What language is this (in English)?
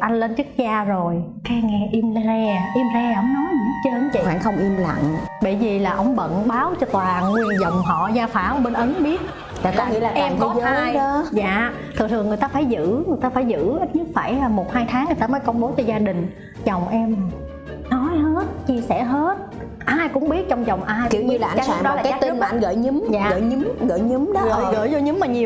Vietnamese